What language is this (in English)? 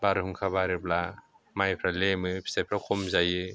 Bodo